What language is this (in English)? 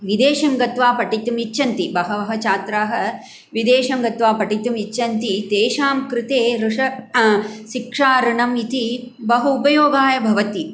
Sanskrit